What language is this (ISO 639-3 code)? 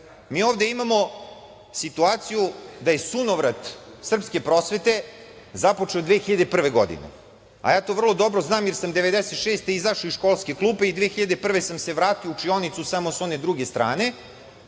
srp